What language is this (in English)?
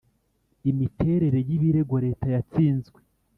Kinyarwanda